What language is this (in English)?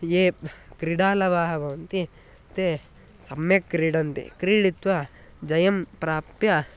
Sanskrit